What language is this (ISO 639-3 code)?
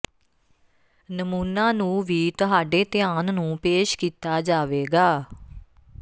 pan